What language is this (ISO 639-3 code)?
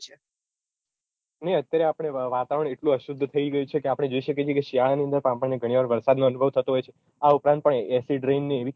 guj